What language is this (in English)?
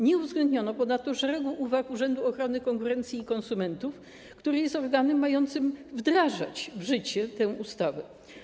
Polish